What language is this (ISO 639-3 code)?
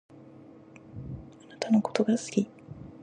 jpn